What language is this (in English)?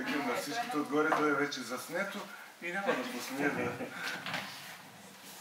French